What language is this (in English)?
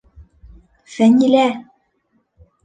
Bashkir